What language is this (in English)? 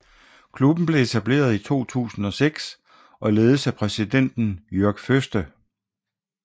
Danish